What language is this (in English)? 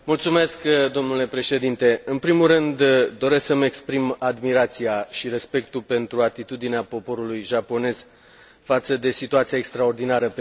Romanian